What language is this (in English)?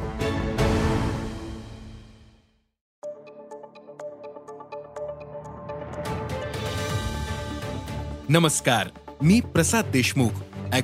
Marathi